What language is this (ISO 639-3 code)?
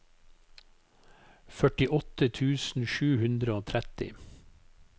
nor